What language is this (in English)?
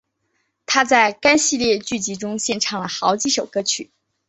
Chinese